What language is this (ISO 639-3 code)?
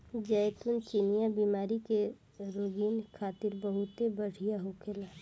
bho